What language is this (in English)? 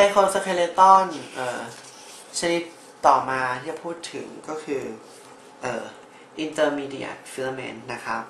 Thai